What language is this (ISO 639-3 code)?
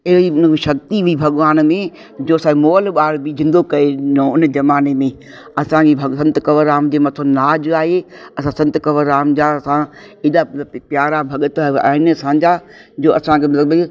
snd